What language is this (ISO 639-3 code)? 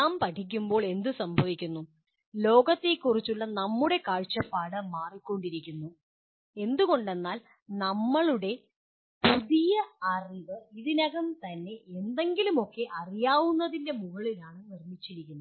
mal